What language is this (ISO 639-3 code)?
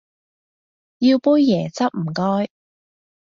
yue